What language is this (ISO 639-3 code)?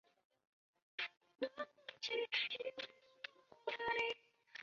zho